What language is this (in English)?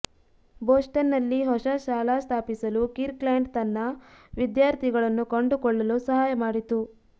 Kannada